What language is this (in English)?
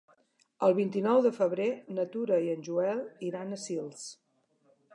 Catalan